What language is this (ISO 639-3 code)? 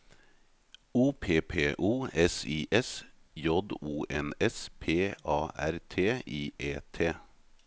nor